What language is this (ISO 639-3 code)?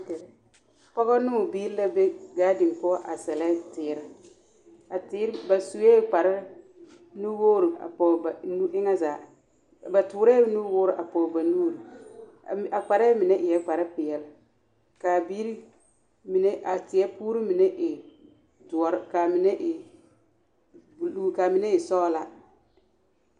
dga